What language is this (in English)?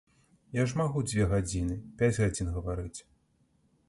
Belarusian